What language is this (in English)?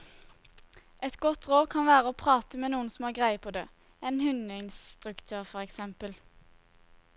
Norwegian